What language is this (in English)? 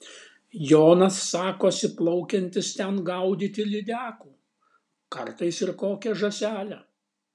Lithuanian